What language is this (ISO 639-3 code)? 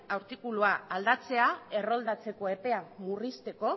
eus